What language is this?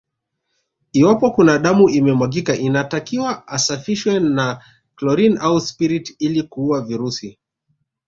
Swahili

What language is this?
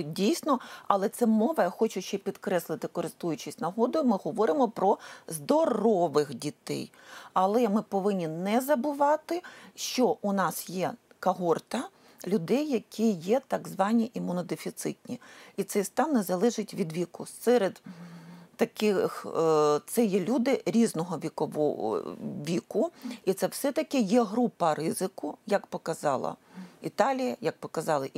Ukrainian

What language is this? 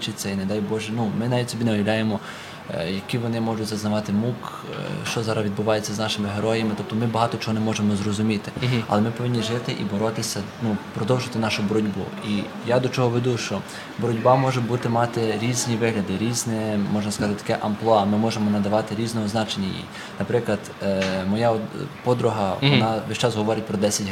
Ukrainian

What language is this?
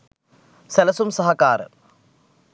Sinhala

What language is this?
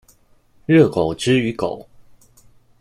Chinese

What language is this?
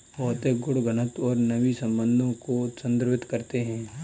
Hindi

